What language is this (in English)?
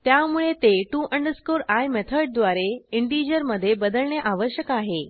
Marathi